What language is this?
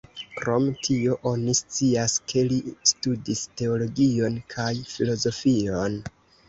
Esperanto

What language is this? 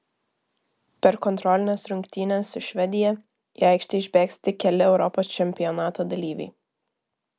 Lithuanian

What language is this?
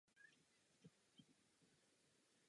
Czech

